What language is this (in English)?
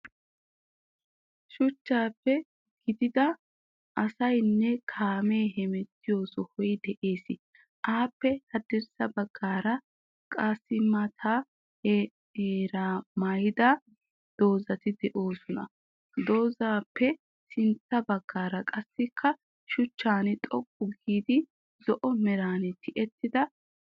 Wolaytta